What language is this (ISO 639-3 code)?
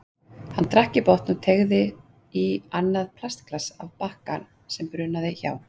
isl